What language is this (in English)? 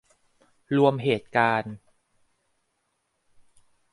Thai